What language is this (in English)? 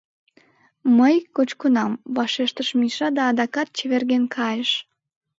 Mari